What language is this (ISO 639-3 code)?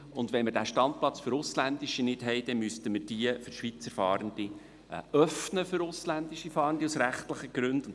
gsw